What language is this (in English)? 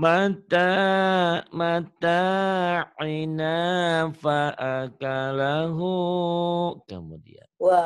Indonesian